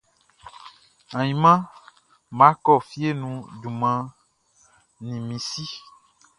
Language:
Baoulé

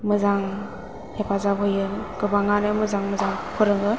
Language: Bodo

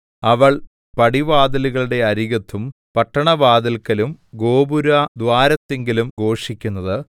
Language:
Malayalam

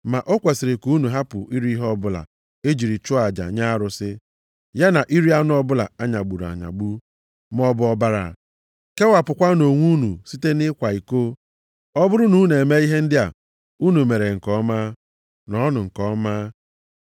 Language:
Igbo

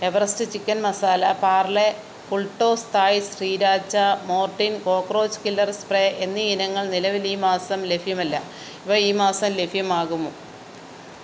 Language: Malayalam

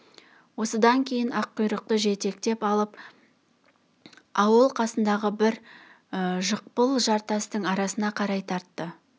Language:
Kazakh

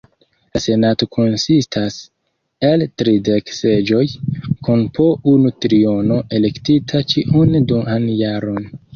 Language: Esperanto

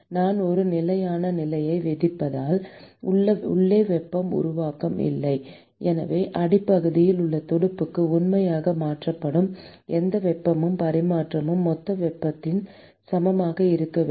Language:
Tamil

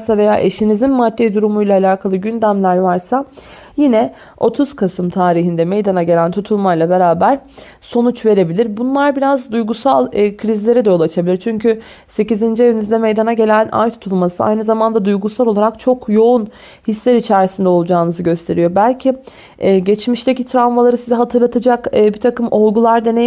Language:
Turkish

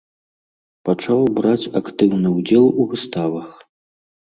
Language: Belarusian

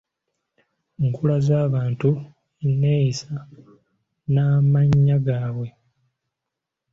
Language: Ganda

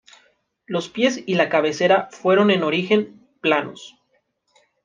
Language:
Spanish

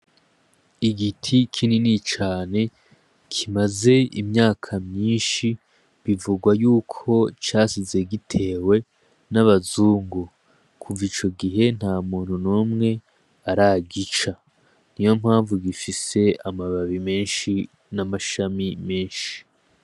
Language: Rundi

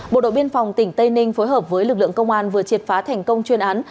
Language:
Vietnamese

